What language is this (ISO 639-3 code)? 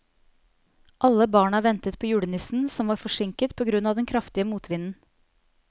nor